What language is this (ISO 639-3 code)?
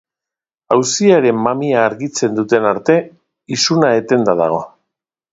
eus